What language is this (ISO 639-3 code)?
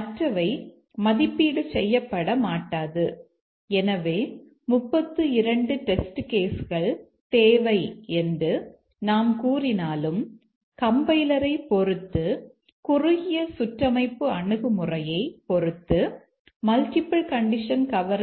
tam